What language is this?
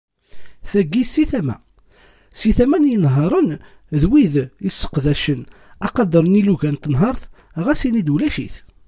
Kabyle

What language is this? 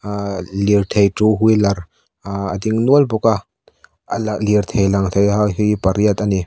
Mizo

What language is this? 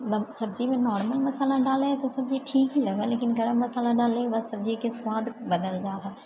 Maithili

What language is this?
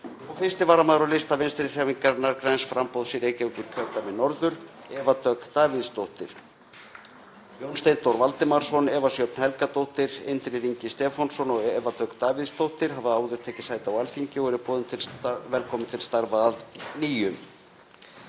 Icelandic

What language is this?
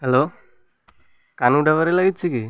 Odia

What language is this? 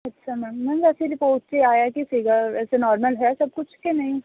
Punjabi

